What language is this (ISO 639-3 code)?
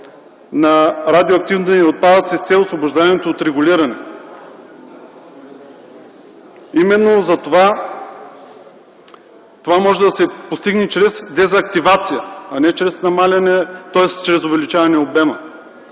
bul